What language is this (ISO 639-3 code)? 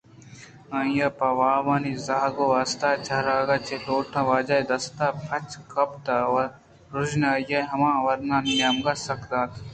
bgp